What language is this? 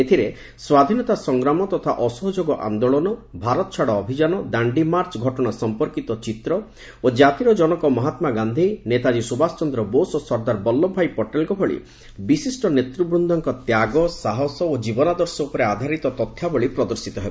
Odia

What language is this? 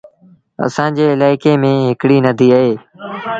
Sindhi Bhil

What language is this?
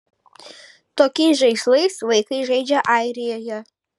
Lithuanian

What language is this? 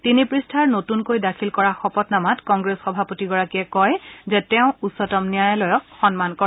Assamese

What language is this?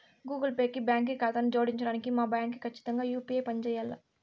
Telugu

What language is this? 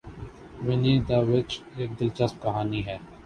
Urdu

